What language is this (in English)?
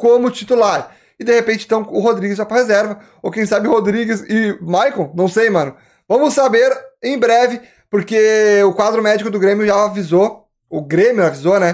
Portuguese